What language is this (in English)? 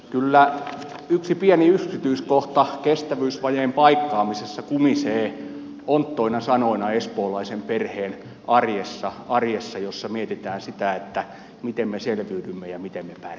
Finnish